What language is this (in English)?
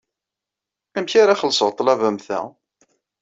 Kabyle